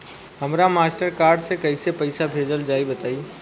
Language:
Bhojpuri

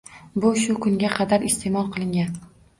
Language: Uzbek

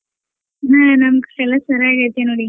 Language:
Kannada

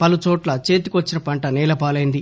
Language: Telugu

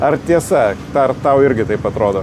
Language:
Lithuanian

